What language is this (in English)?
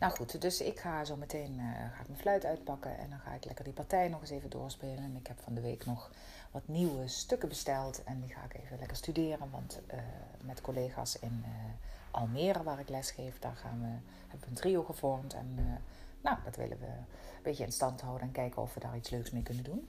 Dutch